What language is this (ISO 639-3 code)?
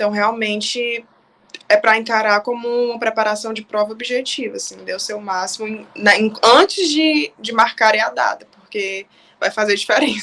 por